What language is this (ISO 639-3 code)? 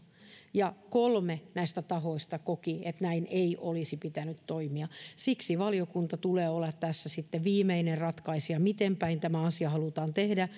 fin